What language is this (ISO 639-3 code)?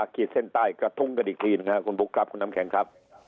tha